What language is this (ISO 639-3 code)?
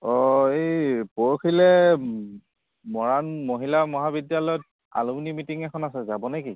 asm